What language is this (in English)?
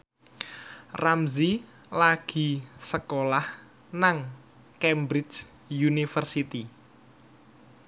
Javanese